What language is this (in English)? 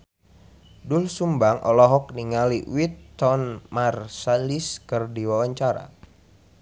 Sundanese